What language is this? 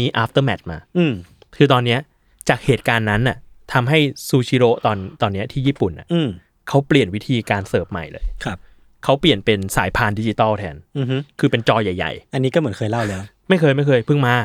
Thai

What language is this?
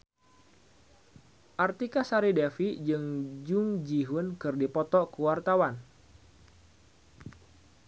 Sundanese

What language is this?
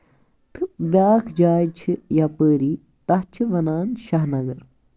Kashmiri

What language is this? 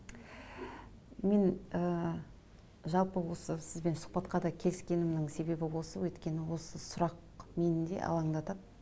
Kazakh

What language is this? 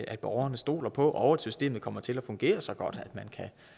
Danish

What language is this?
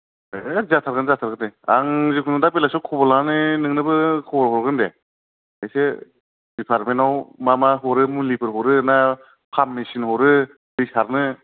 Bodo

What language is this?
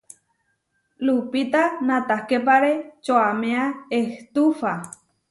Huarijio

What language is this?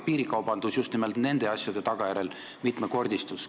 Estonian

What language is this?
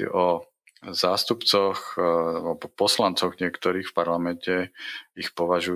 Slovak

